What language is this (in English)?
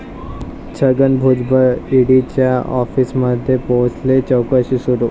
Marathi